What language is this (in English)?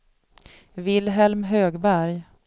Swedish